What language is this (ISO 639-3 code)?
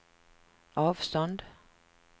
swe